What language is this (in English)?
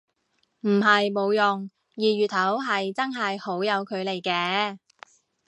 Cantonese